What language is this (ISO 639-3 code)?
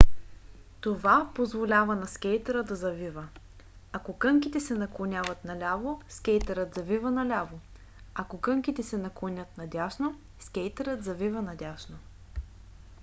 bul